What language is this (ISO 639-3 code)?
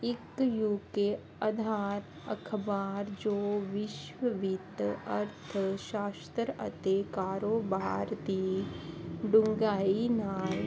pan